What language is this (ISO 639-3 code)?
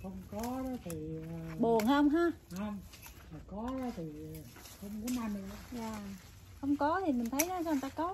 vie